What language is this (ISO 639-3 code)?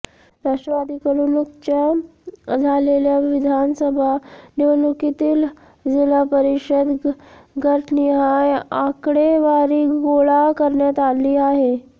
mar